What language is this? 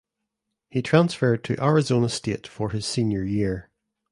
English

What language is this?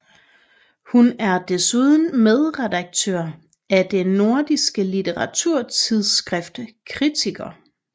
Danish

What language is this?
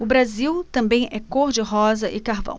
Portuguese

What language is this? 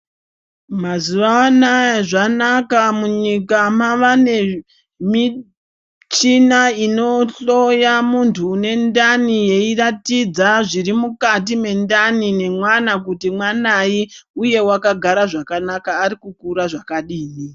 Ndau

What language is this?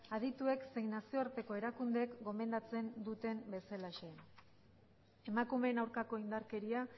Basque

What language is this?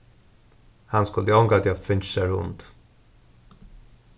Faroese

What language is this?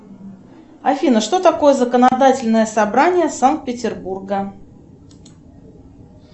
Russian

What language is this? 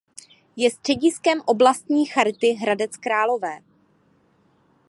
Czech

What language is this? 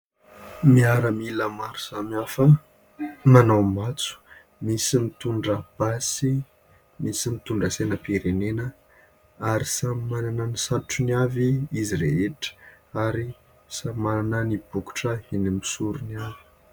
Malagasy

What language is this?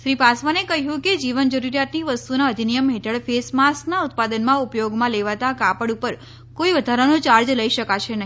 Gujarati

